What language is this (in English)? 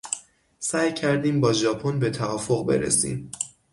Persian